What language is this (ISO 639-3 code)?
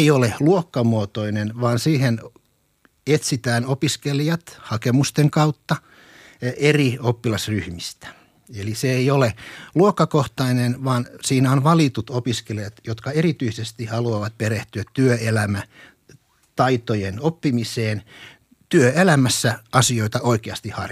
fin